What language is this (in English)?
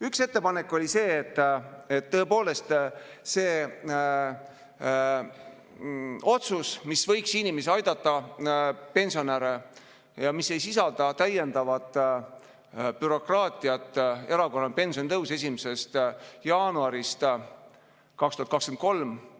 Estonian